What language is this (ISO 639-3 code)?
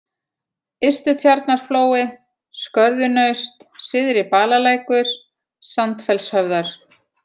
isl